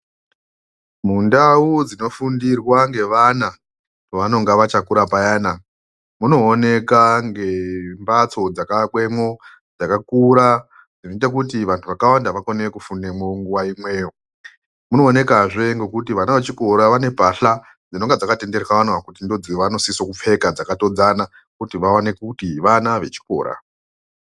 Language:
Ndau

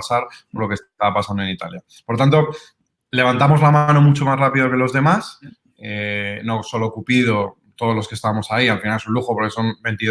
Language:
Spanish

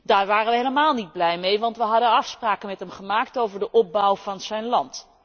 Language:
Dutch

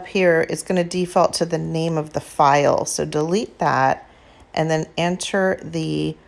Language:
English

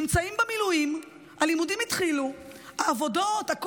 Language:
Hebrew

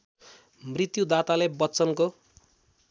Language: Nepali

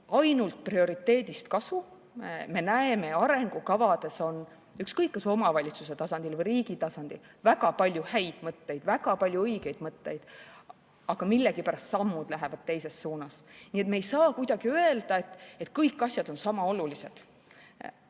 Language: Estonian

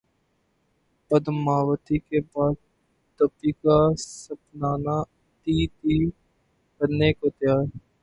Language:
Urdu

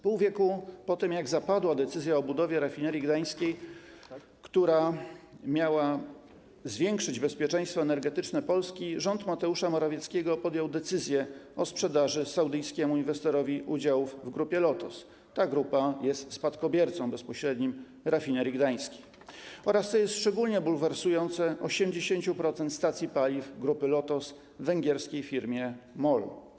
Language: Polish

